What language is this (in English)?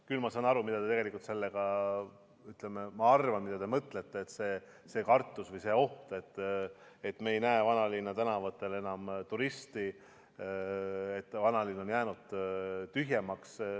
Estonian